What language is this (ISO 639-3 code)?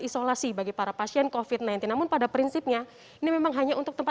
ind